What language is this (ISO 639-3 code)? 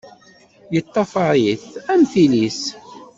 kab